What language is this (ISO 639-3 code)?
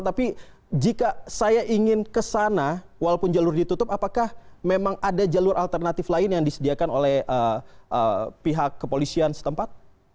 ind